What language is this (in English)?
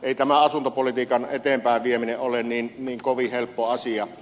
Finnish